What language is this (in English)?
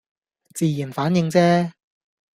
Cantonese